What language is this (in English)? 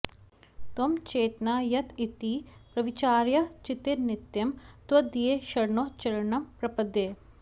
Sanskrit